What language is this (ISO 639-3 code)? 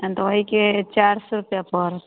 mai